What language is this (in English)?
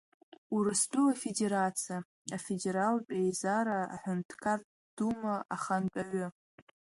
Abkhazian